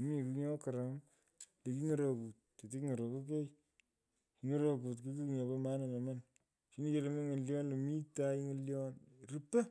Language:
Pökoot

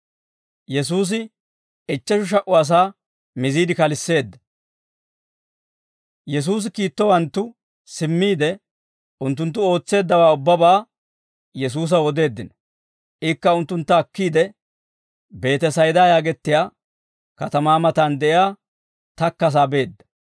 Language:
Dawro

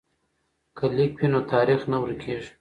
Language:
Pashto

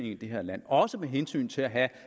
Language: Danish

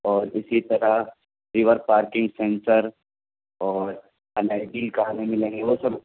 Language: Urdu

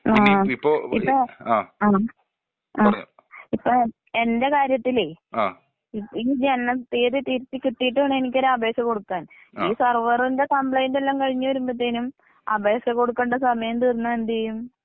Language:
Malayalam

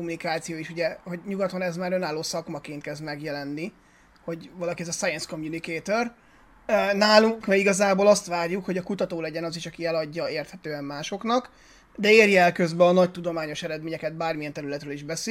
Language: Hungarian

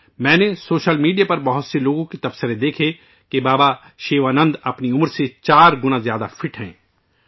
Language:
Urdu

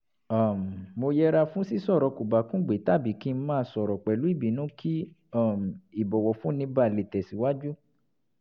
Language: Yoruba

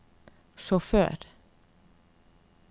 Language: Norwegian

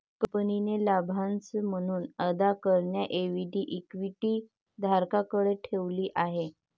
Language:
Marathi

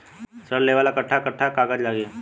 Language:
Bhojpuri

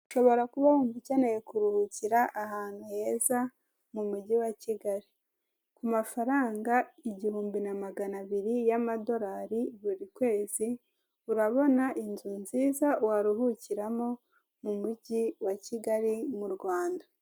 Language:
Kinyarwanda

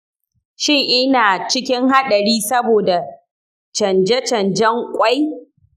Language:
Hausa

